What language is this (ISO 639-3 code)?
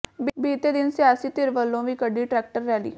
pan